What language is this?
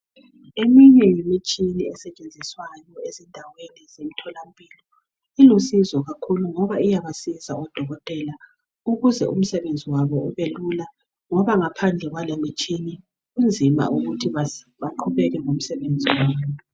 North Ndebele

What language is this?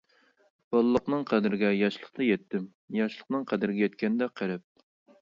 Uyghur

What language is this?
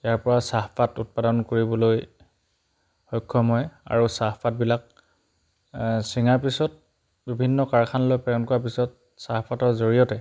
Assamese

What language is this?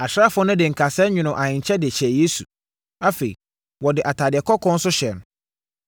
Akan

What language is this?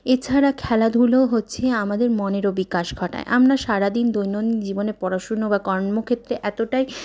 Bangla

